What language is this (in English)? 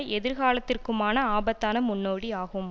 Tamil